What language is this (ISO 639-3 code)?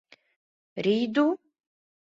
chm